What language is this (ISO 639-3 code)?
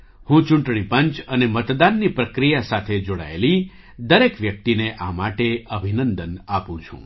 guj